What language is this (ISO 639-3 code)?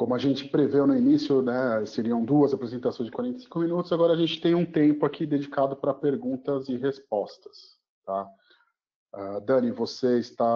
por